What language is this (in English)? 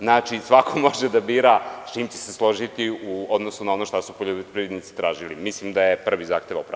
Serbian